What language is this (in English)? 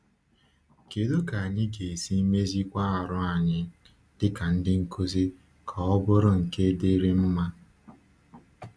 Igbo